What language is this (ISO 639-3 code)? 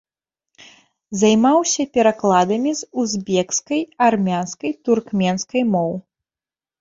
bel